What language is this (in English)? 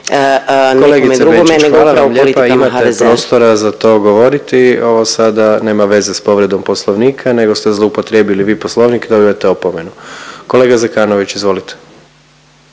Croatian